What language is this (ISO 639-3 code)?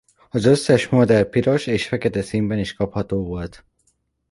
hun